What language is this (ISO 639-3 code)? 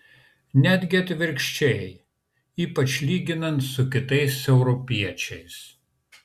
lit